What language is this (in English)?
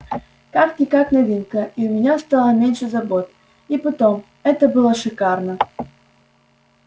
Russian